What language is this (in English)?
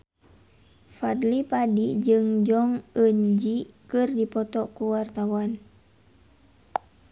Sundanese